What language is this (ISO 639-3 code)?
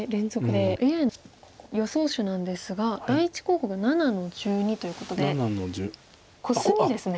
jpn